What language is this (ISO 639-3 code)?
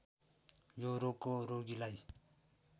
nep